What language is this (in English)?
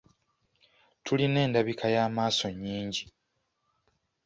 Ganda